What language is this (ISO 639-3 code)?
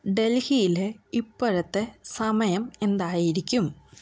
mal